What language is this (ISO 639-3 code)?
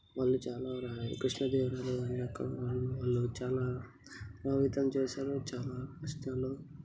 tel